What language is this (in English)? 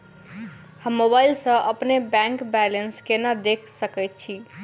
Maithili